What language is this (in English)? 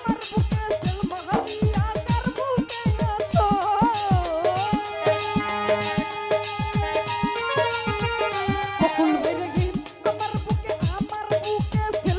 Arabic